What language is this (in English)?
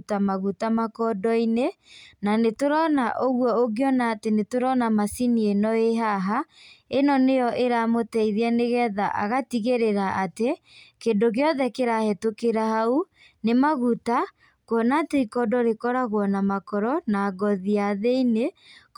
Kikuyu